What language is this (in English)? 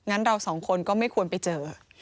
Thai